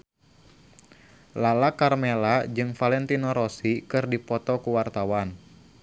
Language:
Sundanese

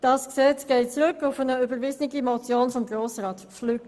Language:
Swiss German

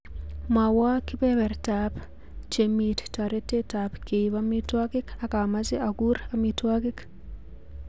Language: Kalenjin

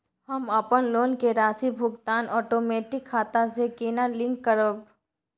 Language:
Maithili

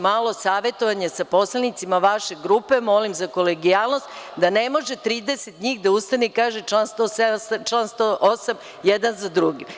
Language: Serbian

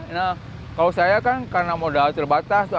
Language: Indonesian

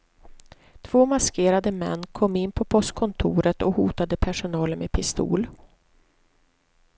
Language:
Swedish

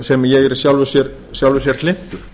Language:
Icelandic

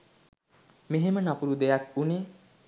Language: Sinhala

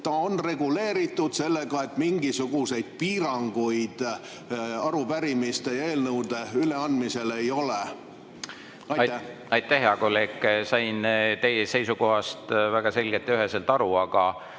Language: Estonian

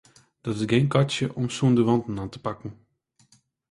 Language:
Western Frisian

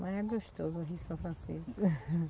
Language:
Portuguese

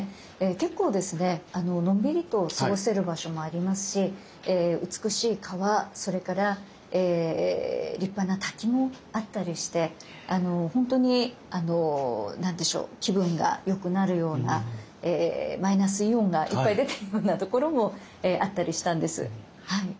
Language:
Japanese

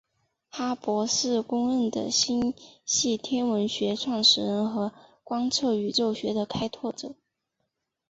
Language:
Chinese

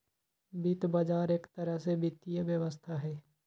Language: Magahi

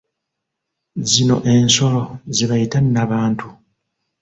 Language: Ganda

